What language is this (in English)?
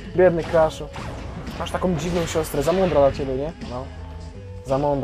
Polish